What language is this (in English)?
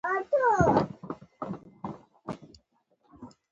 Pashto